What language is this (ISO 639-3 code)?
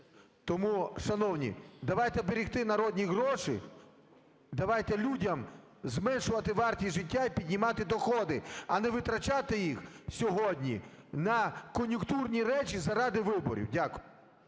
ukr